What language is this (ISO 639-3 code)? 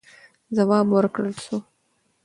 pus